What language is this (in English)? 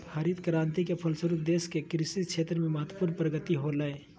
Magahi